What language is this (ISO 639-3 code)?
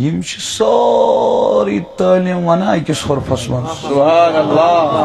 tur